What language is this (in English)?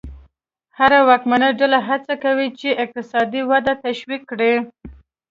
Pashto